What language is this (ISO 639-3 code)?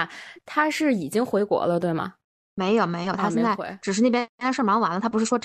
zho